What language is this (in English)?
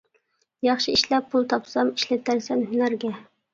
Uyghur